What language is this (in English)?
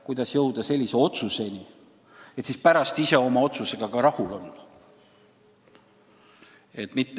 Estonian